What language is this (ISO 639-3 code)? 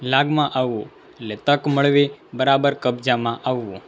guj